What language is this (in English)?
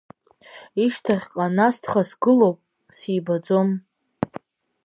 Abkhazian